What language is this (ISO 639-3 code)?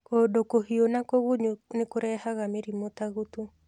kik